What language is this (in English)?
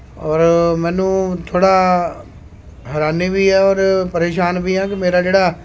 Punjabi